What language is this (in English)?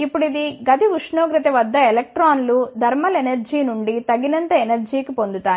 Telugu